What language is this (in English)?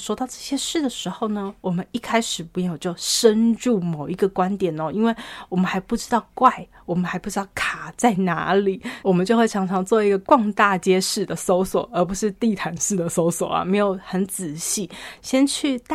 Chinese